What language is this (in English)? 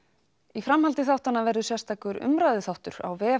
Icelandic